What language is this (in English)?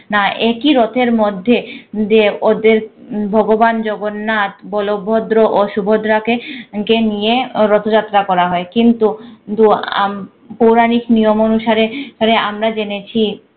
Bangla